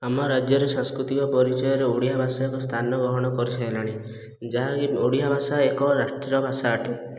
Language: Odia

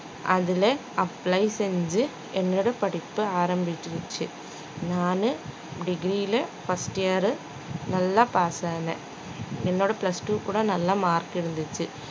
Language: Tamil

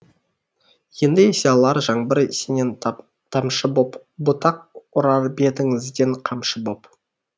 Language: Kazakh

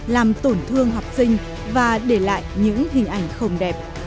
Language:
Vietnamese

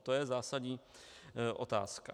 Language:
Czech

